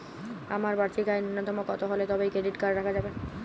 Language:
Bangla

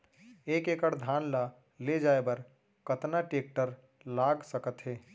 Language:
Chhattisgarhi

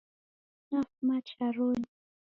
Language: Taita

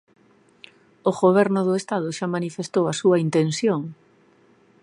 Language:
Galician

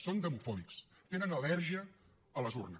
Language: Catalan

